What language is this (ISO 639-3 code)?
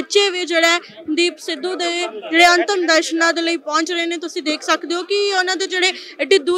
hin